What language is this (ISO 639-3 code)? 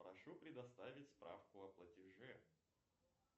rus